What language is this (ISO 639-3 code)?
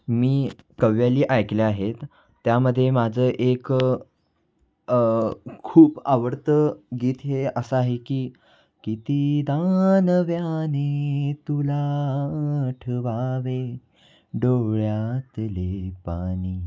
mar